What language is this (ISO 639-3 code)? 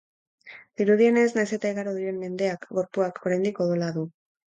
eus